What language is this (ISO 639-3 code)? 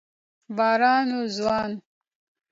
pus